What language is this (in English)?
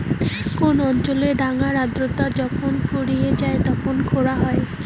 Bangla